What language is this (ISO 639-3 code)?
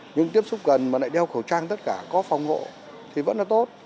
vie